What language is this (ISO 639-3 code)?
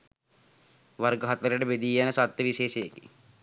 sin